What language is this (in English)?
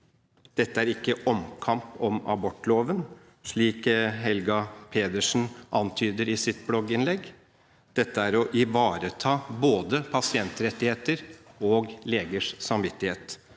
Norwegian